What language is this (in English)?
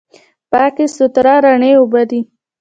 Pashto